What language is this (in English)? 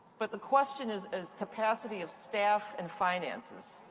English